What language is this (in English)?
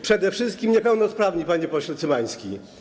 Polish